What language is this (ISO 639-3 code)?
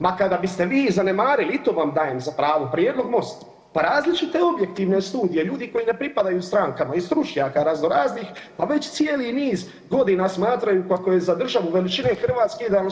hrv